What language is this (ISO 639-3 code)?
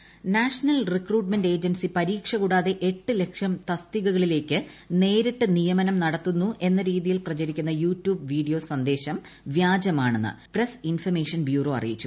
mal